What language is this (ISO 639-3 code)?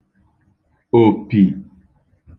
ibo